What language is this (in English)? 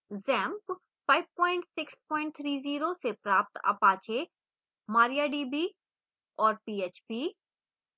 Hindi